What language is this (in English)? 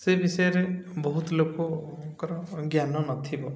Odia